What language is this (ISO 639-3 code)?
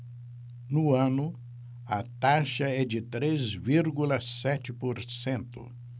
por